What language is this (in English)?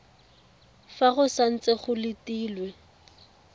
Tswana